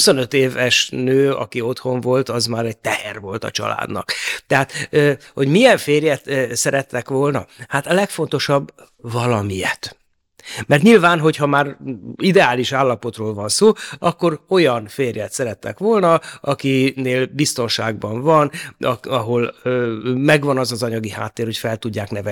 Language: Hungarian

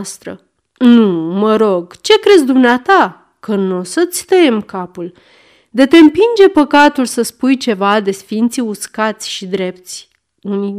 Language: Romanian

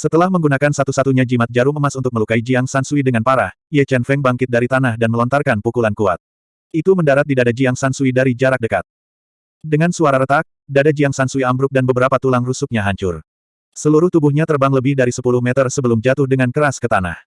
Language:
Indonesian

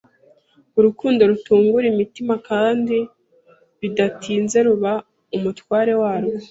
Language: Kinyarwanda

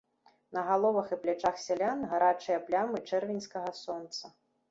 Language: Belarusian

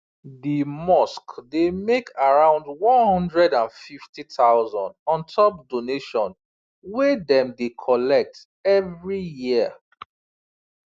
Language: Nigerian Pidgin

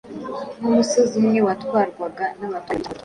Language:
Kinyarwanda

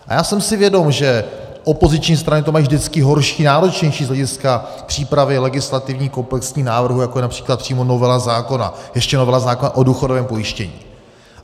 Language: Czech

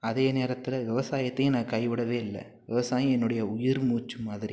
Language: Tamil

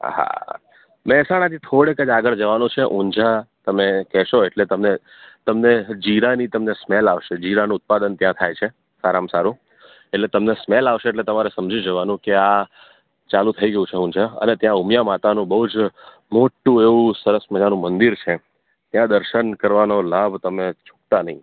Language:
Gujarati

